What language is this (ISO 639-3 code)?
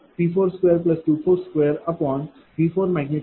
mar